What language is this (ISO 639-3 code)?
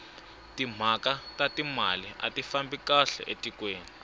tso